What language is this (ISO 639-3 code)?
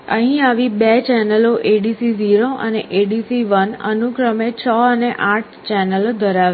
guj